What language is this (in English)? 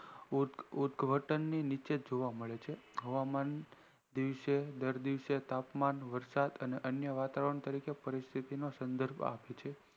Gujarati